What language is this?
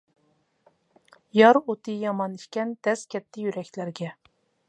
Uyghur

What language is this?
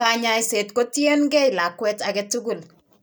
Kalenjin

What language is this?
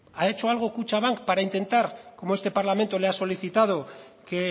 Spanish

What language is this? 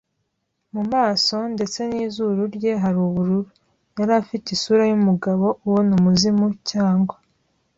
Kinyarwanda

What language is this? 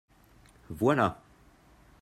French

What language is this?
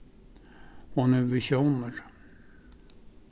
Faroese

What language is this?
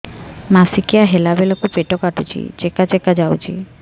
Odia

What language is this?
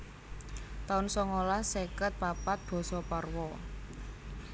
Javanese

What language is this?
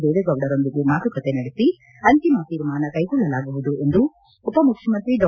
Kannada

